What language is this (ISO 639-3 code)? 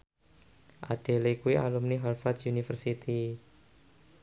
jav